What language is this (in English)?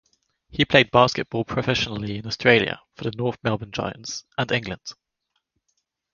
English